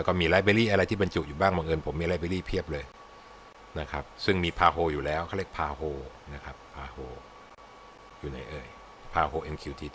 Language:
Thai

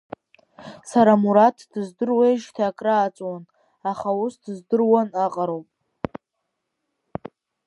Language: Abkhazian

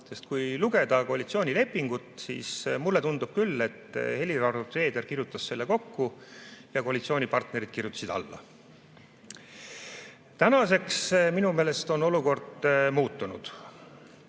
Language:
Estonian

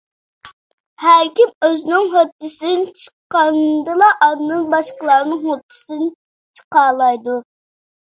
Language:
Uyghur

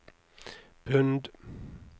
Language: Norwegian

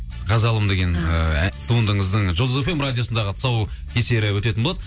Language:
Kazakh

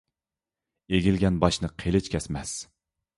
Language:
Uyghur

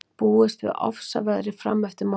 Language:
Icelandic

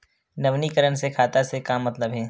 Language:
Chhattisgarhi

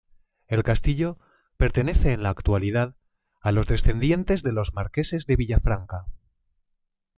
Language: Spanish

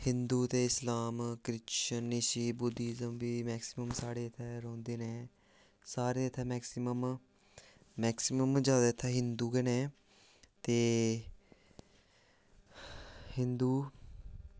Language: Dogri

